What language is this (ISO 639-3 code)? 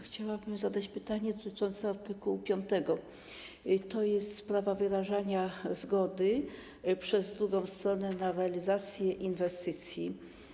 pol